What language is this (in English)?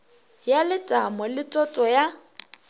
Northern Sotho